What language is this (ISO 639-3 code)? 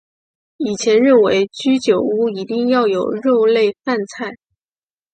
zho